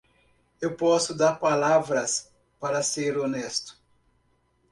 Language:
Portuguese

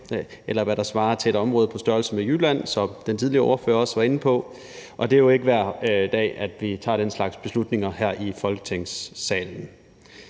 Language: Danish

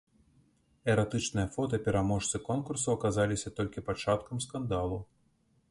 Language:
Belarusian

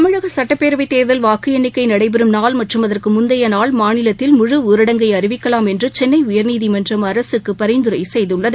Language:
Tamil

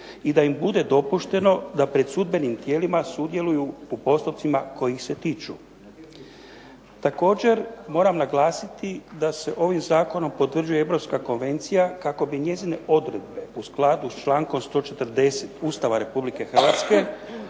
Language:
Croatian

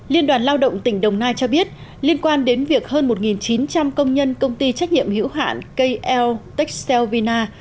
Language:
Vietnamese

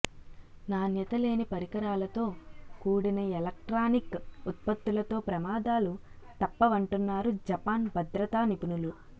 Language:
Telugu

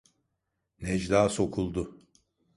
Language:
Turkish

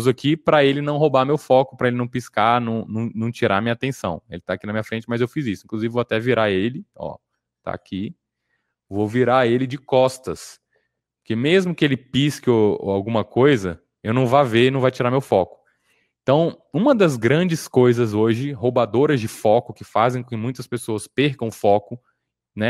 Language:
Portuguese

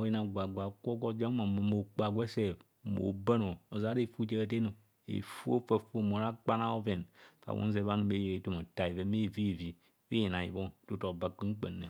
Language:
Kohumono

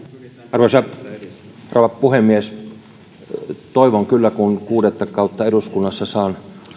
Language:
Finnish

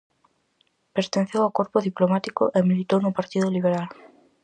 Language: Galician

